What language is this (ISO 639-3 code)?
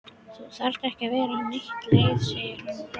isl